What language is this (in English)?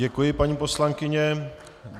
Czech